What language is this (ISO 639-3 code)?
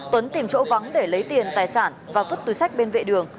vie